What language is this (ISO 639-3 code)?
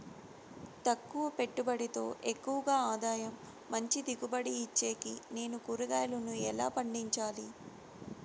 tel